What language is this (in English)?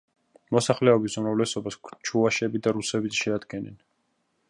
Georgian